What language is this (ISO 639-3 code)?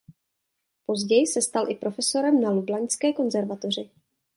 ces